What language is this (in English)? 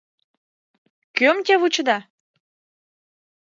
Mari